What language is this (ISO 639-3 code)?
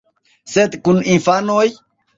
epo